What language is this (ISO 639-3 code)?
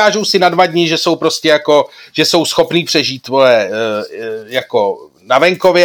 ces